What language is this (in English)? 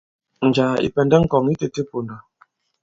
Bankon